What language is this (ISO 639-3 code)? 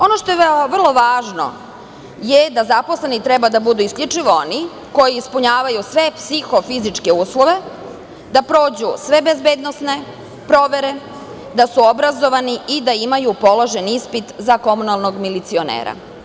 srp